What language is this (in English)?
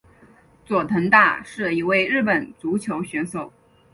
Chinese